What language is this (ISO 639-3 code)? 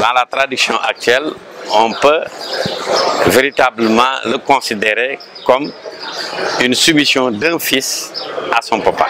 fra